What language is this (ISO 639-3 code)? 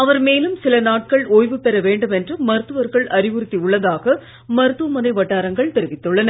tam